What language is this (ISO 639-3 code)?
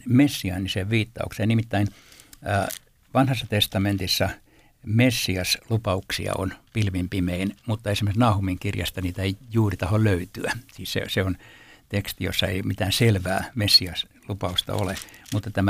fin